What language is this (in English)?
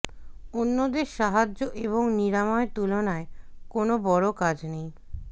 Bangla